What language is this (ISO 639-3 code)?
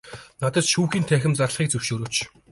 mon